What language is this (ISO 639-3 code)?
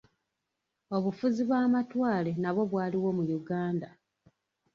lug